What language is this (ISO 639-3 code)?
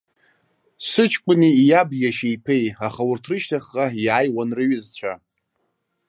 abk